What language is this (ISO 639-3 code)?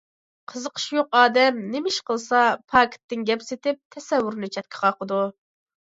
uig